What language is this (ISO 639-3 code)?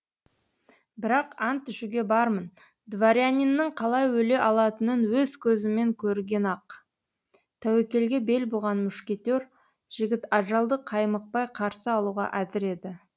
kaz